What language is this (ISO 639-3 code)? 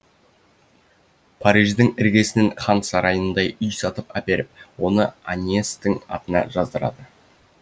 kaz